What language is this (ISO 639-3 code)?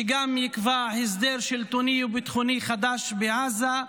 heb